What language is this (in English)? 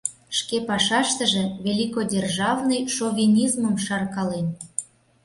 Mari